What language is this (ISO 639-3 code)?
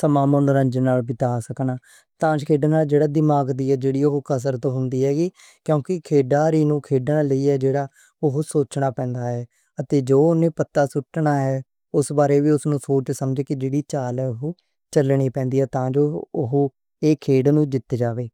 lah